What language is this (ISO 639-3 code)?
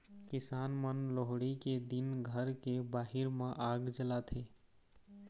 hne